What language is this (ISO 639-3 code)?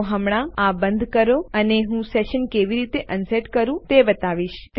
guj